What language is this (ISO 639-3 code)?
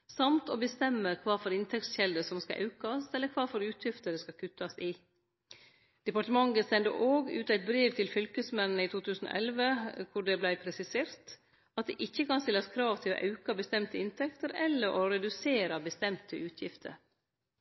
nno